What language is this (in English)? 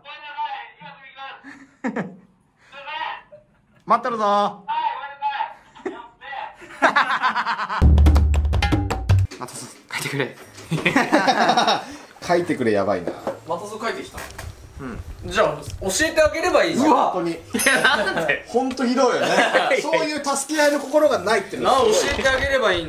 Japanese